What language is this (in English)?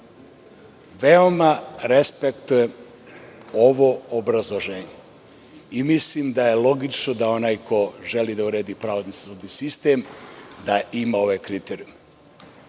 Serbian